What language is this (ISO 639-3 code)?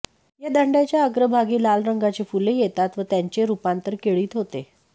mar